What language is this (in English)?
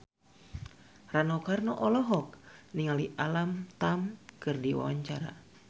Sundanese